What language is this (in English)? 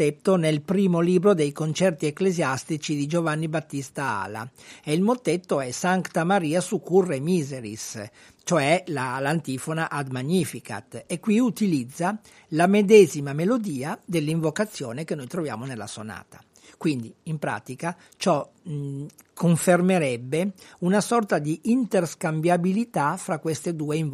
Italian